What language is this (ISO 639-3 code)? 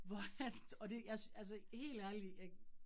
dan